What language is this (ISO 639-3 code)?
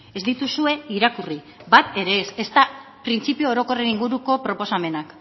eus